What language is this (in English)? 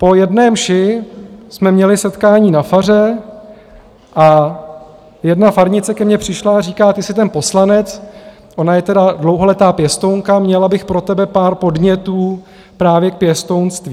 Czech